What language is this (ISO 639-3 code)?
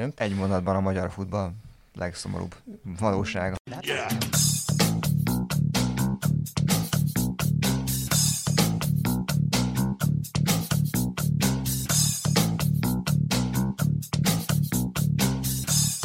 hun